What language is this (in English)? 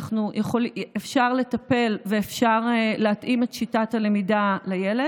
Hebrew